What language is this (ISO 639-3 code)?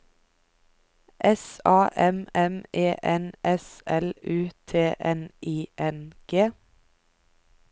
nor